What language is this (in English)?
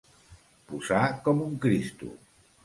Catalan